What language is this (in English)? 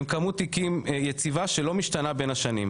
Hebrew